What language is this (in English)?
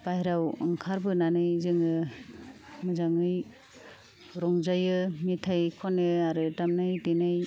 Bodo